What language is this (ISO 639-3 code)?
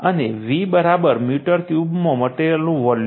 guj